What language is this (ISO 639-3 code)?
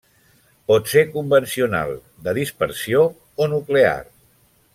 cat